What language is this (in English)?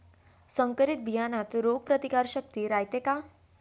Marathi